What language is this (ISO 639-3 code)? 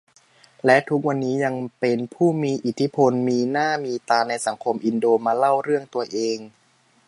tha